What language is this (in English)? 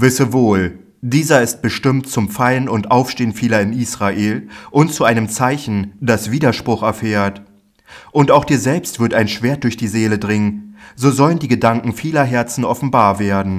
German